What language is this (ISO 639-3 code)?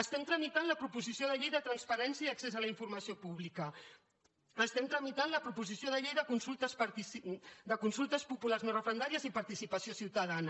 cat